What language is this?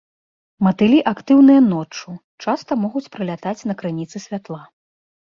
Belarusian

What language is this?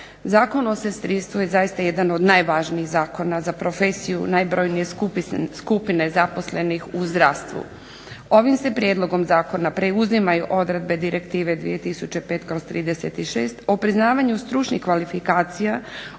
Croatian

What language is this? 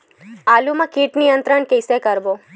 Chhattisgarhi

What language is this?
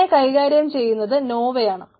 Malayalam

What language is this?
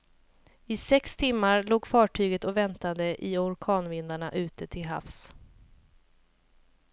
Swedish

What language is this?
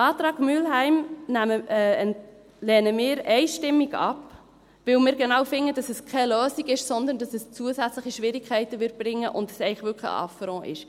Swiss German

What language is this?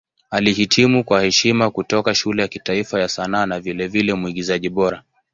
Swahili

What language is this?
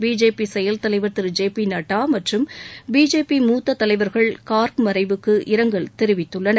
Tamil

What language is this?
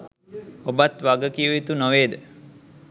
Sinhala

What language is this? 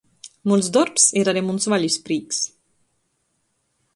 Latgalian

